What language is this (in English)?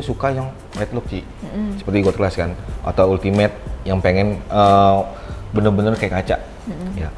Indonesian